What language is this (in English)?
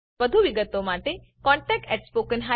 Gujarati